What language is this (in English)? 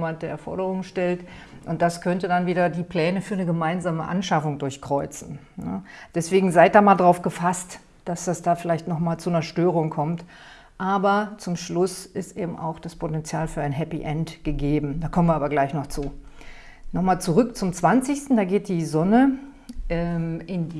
German